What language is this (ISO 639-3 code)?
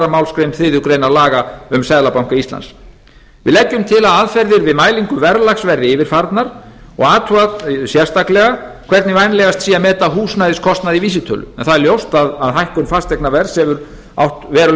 isl